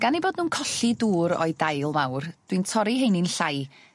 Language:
Welsh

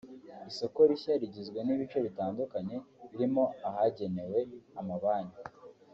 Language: Kinyarwanda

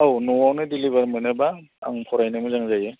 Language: Bodo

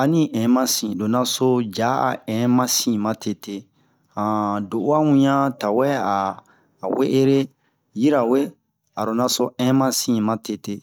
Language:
Bomu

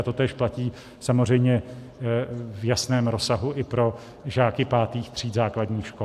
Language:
Czech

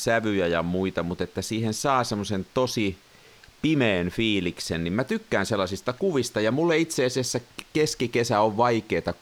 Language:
Finnish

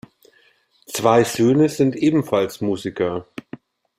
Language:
German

